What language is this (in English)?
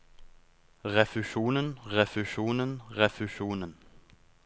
Norwegian